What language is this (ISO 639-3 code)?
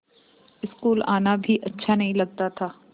hin